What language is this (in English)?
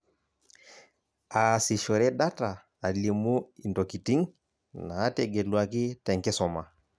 Masai